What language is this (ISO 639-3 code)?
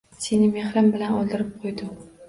uzb